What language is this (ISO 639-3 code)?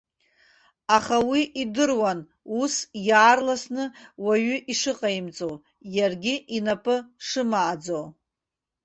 abk